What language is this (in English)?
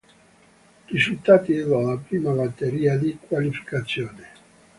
Italian